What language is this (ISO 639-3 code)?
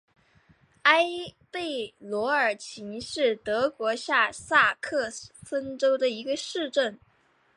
zho